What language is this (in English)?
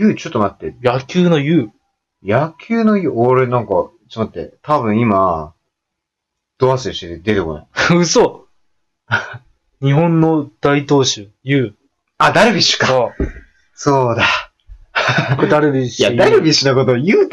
Japanese